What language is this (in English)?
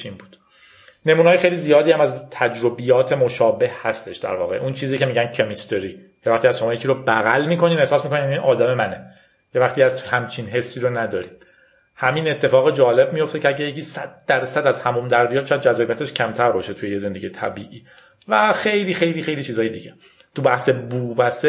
Persian